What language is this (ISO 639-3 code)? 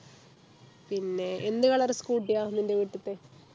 mal